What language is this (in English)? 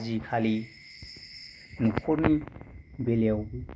Bodo